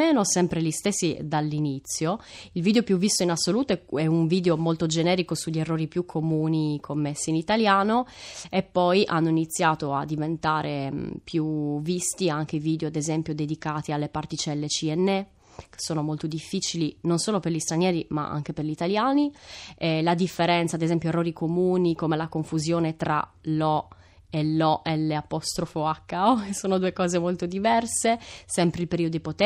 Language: Italian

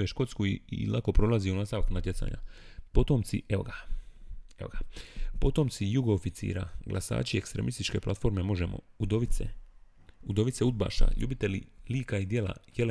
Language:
Croatian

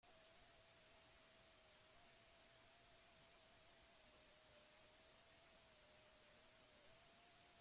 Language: Basque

